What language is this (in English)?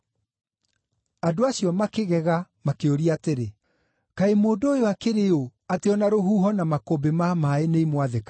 Kikuyu